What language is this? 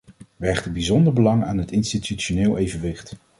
Dutch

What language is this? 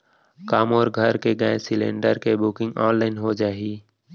Chhattisgarhi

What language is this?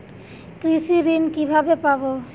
Bangla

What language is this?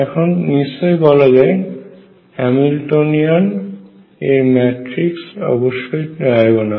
Bangla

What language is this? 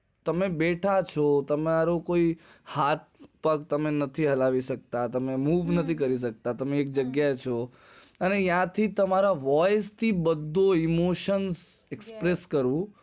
Gujarati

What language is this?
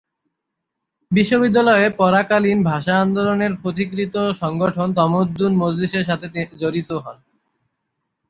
Bangla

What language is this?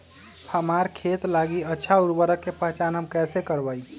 Magahi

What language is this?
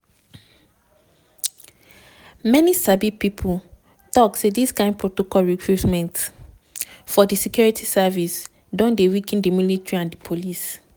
Nigerian Pidgin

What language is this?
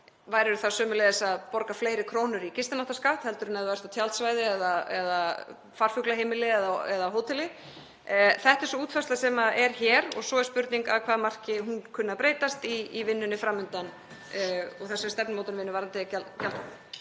Icelandic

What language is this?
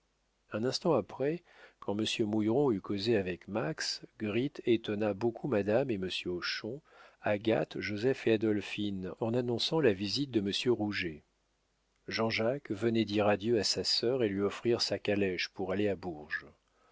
French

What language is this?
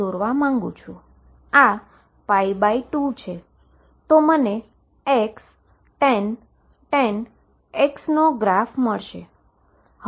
Gujarati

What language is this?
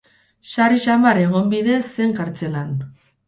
Basque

